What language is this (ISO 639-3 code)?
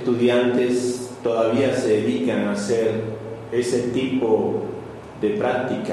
spa